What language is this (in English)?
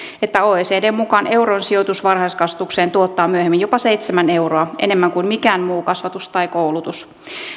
Finnish